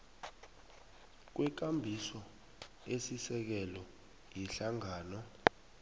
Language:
South Ndebele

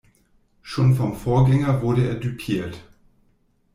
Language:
German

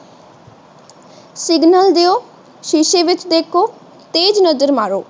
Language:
Punjabi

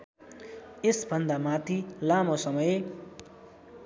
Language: Nepali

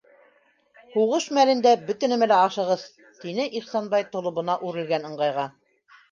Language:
Bashkir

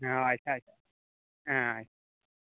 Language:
Santali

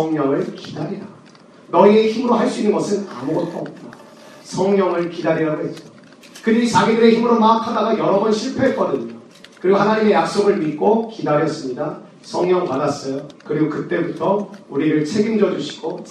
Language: Korean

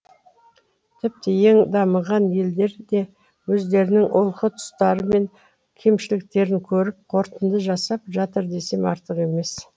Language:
Kazakh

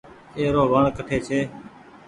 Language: Goaria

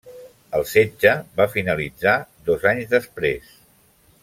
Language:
Catalan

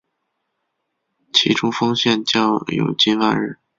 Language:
Chinese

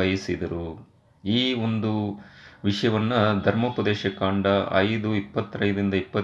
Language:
Kannada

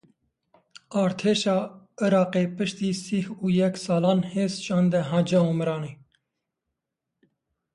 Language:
Kurdish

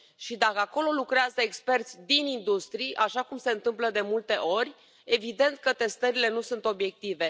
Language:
Romanian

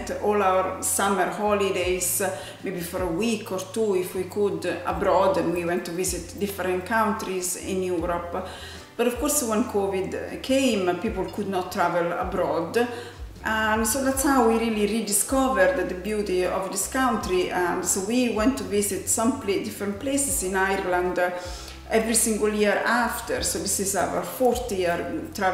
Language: English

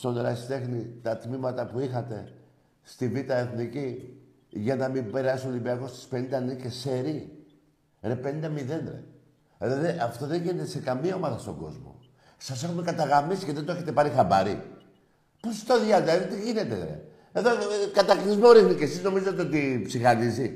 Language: Greek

